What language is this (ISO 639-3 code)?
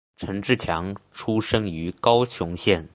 zho